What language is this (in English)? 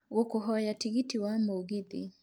Kikuyu